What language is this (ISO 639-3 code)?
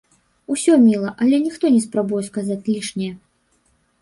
bel